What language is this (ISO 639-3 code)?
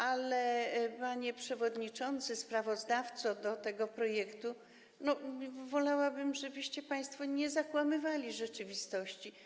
pol